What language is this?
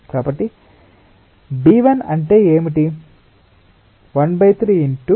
Telugu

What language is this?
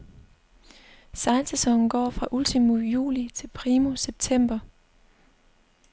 Danish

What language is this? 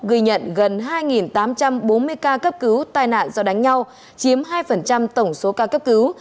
Vietnamese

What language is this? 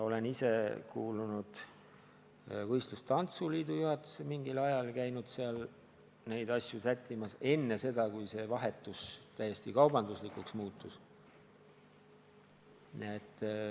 Estonian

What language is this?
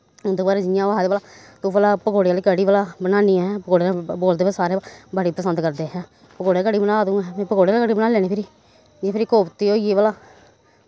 Dogri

